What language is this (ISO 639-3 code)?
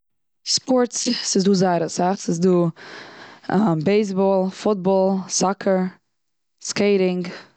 yid